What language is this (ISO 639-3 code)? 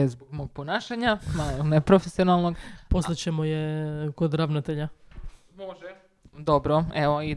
hrv